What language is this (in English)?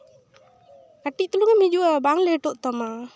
Santali